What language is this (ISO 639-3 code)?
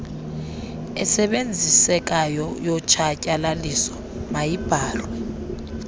xho